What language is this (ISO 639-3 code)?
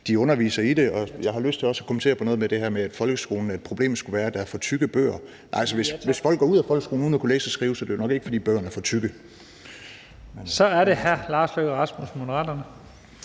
dan